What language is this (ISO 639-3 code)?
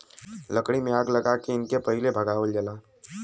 bho